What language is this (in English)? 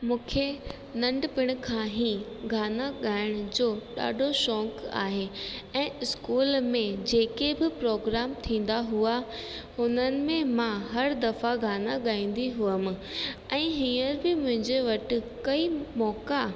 Sindhi